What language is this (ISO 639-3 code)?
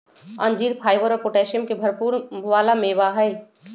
mag